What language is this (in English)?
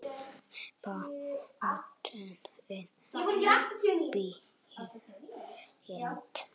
Icelandic